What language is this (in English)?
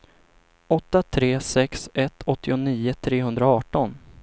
Swedish